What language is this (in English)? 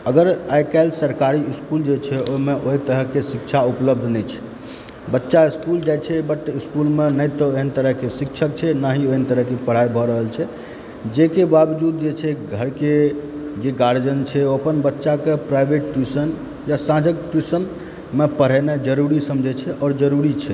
Maithili